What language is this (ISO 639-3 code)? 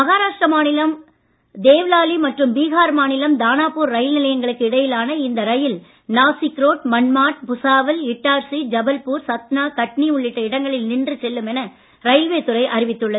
tam